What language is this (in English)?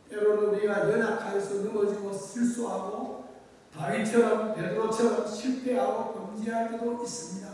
Korean